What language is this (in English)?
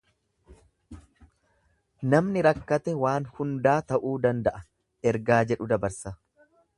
Oromo